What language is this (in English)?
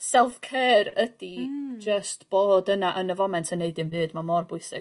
Welsh